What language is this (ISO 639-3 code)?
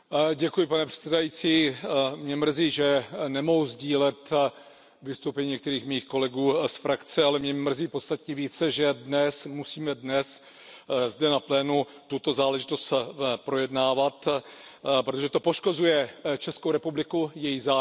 ces